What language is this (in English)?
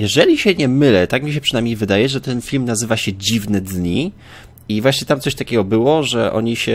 Polish